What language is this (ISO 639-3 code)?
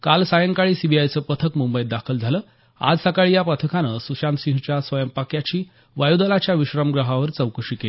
mar